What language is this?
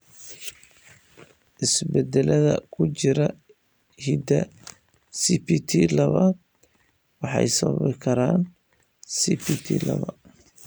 Somali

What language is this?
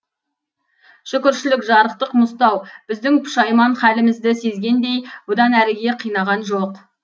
Kazakh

